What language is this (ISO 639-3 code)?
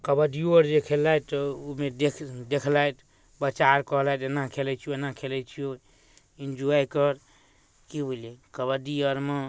mai